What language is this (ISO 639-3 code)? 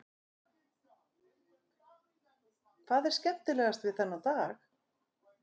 isl